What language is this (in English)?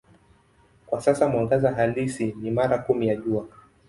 Swahili